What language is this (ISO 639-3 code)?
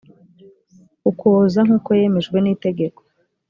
kin